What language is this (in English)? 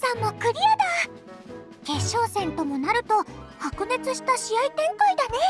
Japanese